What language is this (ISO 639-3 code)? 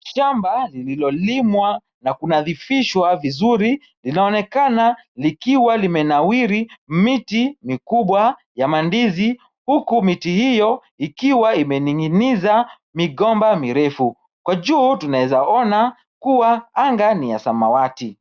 swa